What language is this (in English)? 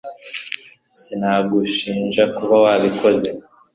Kinyarwanda